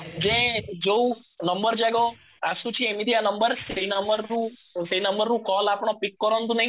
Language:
Odia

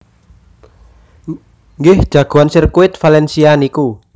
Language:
Javanese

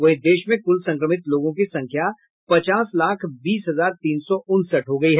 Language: Hindi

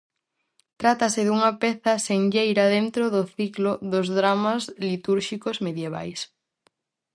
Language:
Galician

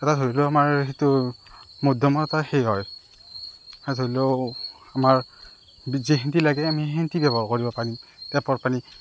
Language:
Assamese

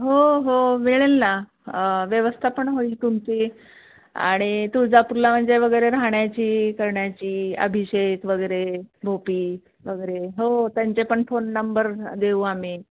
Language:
Marathi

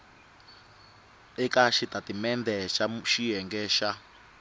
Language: Tsonga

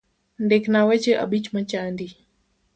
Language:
Luo (Kenya and Tanzania)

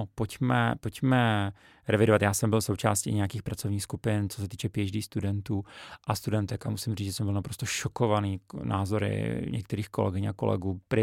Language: Czech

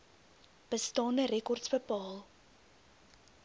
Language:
Afrikaans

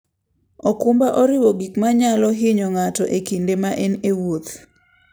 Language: Luo (Kenya and Tanzania)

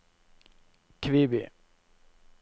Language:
Norwegian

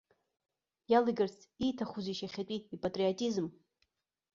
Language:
Abkhazian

